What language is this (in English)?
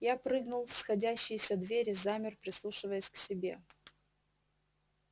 Russian